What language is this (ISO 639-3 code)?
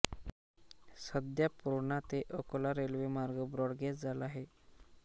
mar